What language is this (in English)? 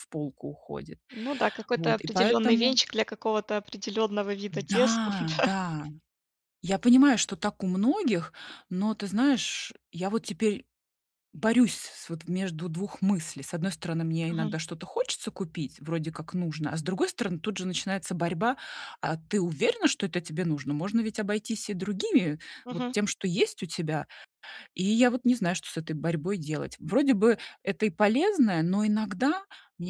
Russian